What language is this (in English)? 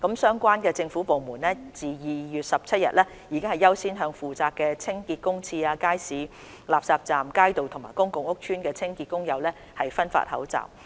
Cantonese